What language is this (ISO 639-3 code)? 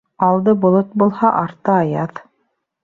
bak